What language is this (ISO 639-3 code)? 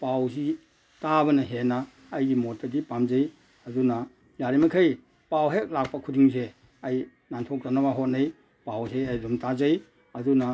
mni